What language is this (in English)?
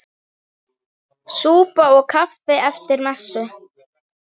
Icelandic